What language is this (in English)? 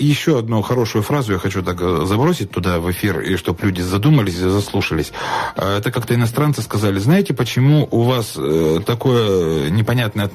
Russian